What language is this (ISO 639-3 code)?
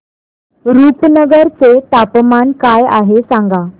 mar